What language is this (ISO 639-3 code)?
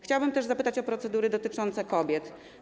pol